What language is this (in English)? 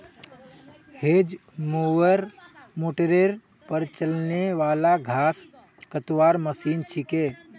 Magahi